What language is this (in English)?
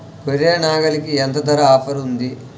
Telugu